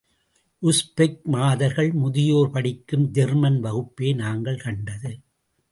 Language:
Tamil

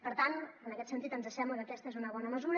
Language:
Catalan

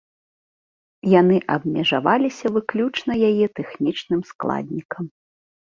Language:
Belarusian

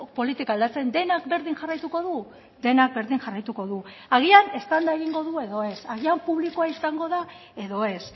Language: Basque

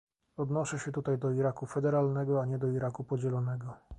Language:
Polish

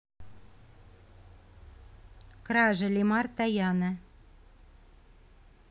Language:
Russian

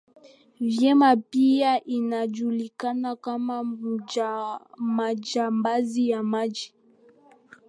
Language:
Swahili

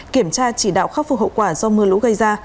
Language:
Vietnamese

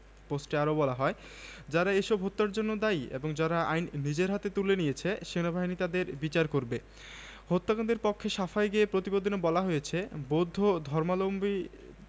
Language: Bangla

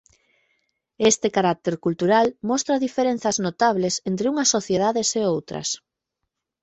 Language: Galician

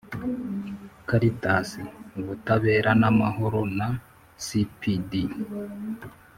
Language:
Kinyarwanda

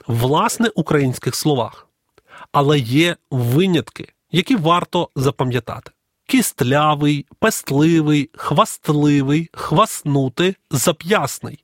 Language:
Ukrainian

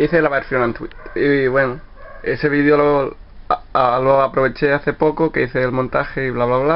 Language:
Spanish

